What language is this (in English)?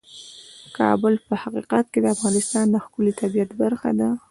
Pashto